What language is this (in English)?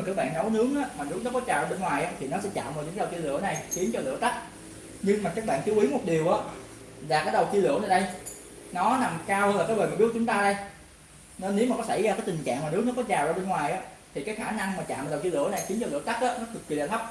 Vietnamese